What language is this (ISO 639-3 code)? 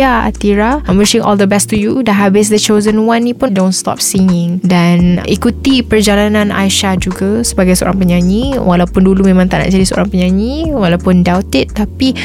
msa